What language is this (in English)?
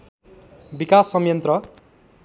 Nepali